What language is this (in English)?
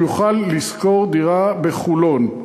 Hebrew